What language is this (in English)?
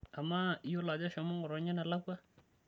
Masai